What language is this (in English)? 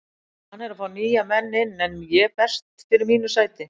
Icelandic